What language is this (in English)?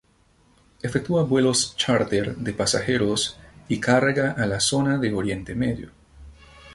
Spanish